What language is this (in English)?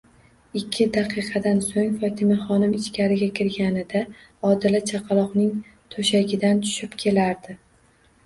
Uzbek